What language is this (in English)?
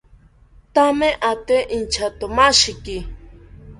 South Ucayali Ashéninka